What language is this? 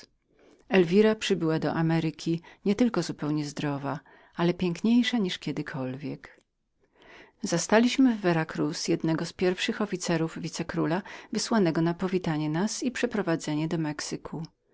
Polish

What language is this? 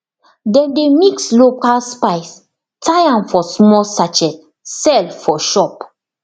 Nigerian Pidgin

